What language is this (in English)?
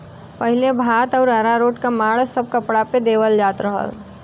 Bhojpuri